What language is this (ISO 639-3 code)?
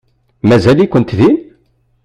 kab